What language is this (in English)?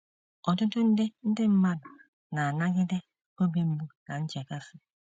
Igbo